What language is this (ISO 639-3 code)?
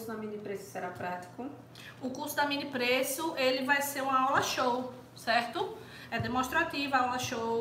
por